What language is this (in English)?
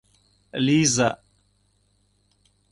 Mari